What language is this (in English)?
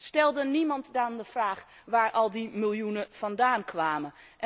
Dutch